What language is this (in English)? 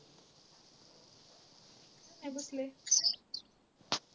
Marathi